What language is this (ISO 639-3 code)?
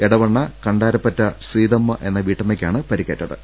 mal